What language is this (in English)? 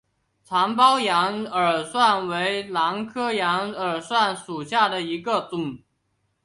Chinese